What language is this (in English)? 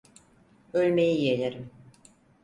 Turkish